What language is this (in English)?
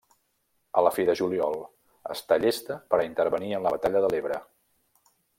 Catalan